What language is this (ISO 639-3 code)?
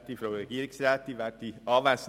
gsw